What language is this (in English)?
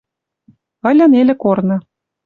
Western Mari